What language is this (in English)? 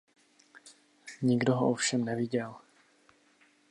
Czech